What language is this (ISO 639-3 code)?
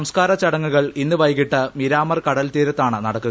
mal